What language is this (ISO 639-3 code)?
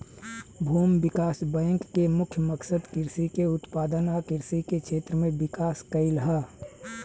bho